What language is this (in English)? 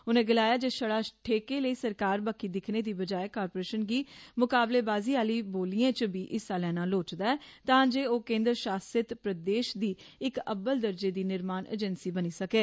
Dogri